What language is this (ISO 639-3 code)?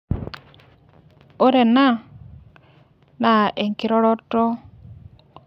mas